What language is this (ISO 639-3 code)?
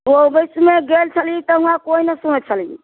mai